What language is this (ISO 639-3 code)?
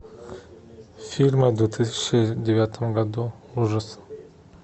rus